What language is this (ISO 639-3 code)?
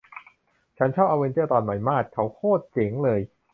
tha